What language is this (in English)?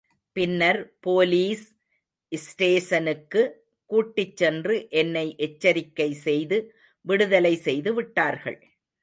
Tamil